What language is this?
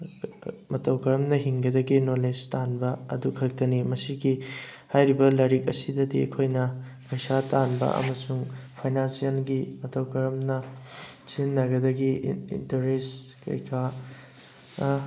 Manipuri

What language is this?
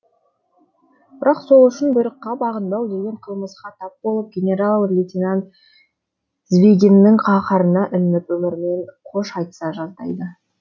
Kazakh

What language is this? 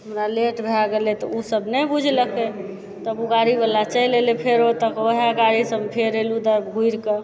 Maithili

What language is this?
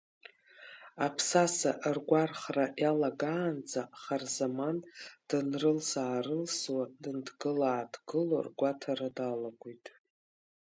Abkhazian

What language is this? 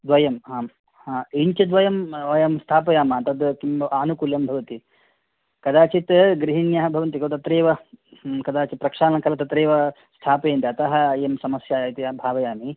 Sanskrit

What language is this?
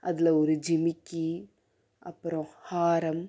Tamil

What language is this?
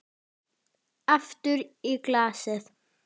Icelandic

